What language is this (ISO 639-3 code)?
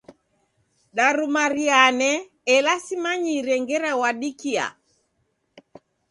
dav